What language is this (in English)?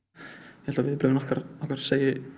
Icelandic